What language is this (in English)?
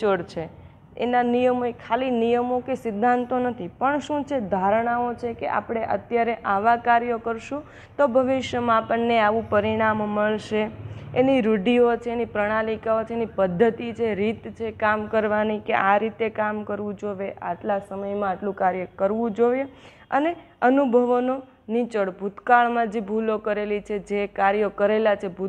Gujarati